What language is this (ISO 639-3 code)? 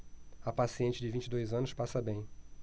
por